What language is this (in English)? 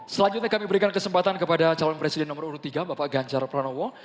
Indonesian